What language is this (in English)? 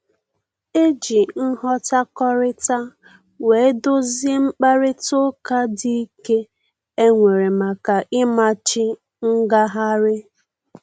Igbo